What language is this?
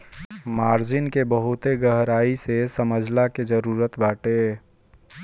Bhojpuri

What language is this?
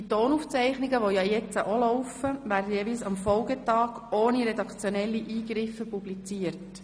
Swiss German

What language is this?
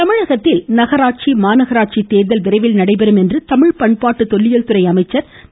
Tamil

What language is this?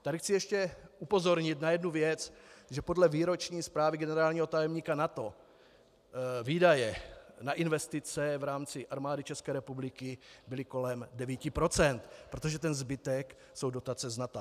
Czech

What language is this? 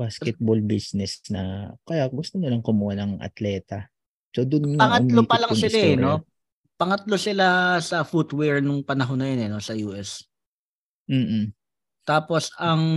Filipino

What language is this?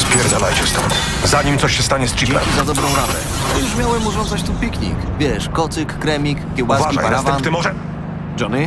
Polish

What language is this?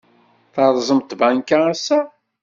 Kabyle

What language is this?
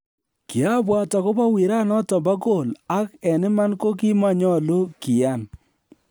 Kalenjin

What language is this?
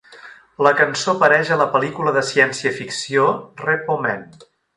Catalan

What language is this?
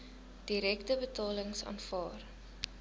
Afrikaans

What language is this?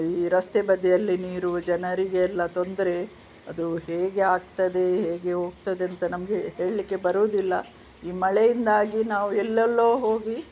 Kannada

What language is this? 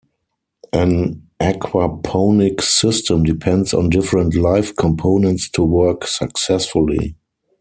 English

